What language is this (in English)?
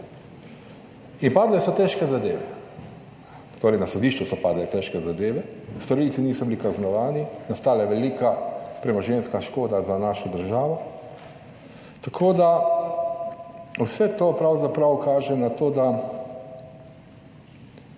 Slovenian